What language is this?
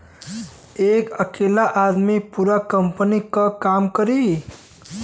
Bhojpuri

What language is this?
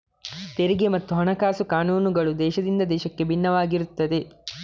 Kannada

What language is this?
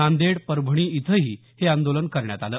Marathi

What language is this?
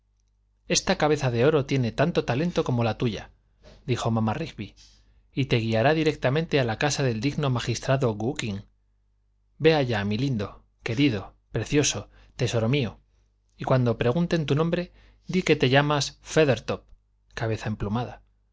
Spanish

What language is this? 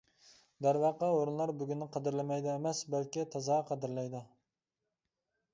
Uyghur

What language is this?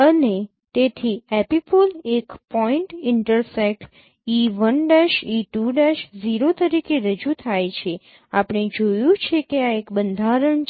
Gujarati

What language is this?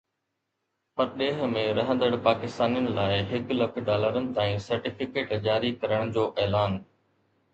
Sindhi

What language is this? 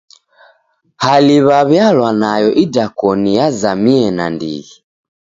Taita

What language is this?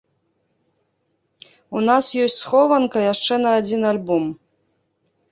Belarusian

